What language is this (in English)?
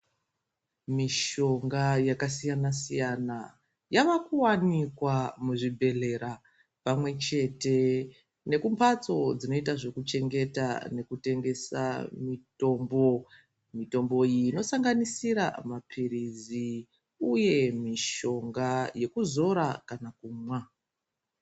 Ndau